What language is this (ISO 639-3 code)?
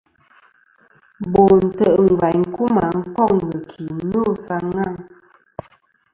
bkm